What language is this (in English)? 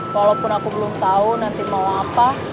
Indonesian